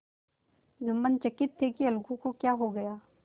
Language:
Hindi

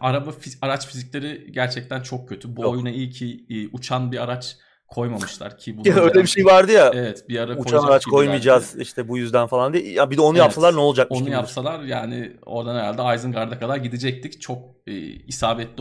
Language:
Turkish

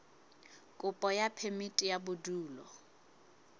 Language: Southern Sotho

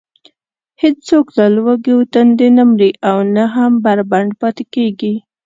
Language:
Pashto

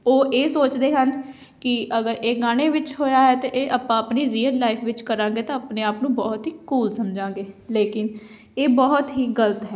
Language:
Punjabi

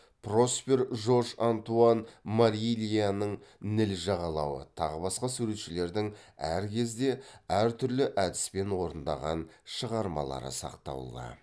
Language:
Kazakh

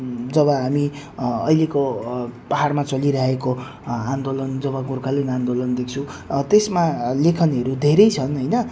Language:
Nepali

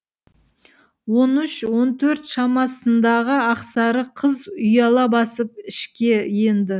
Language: Kazakh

